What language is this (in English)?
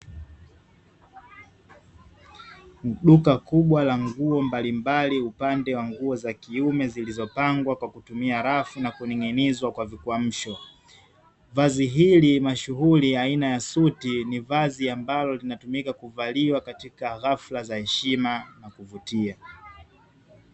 Swahili